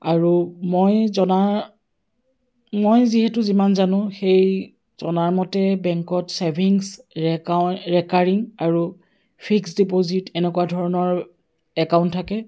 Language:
Assamese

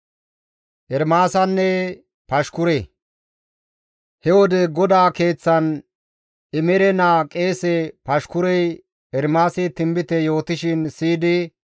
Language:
Gamo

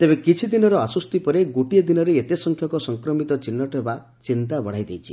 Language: Odia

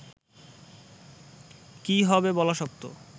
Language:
Bangla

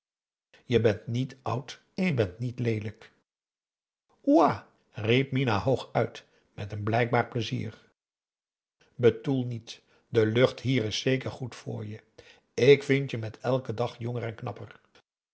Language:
Dutch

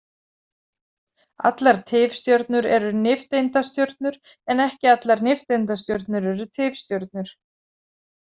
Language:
Icelandic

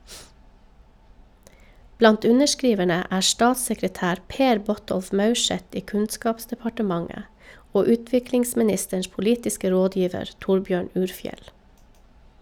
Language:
Norwegian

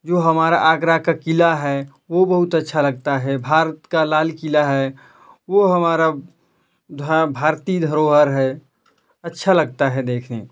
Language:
Hindi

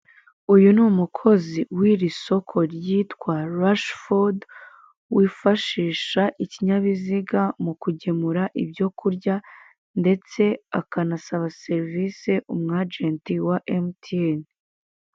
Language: Kinyarwanda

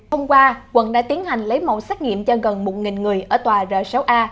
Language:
Vietnamese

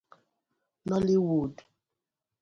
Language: Igbo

